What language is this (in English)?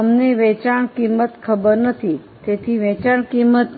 Gujarati